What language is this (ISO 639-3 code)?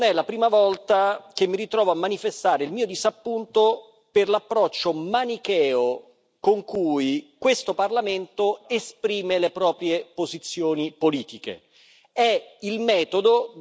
ita